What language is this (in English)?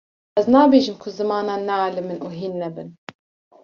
Kurdish